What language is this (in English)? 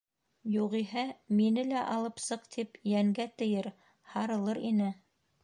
Bashkir